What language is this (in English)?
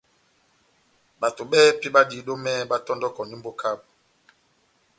Batanga